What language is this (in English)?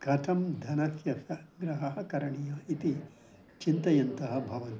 Sanskrit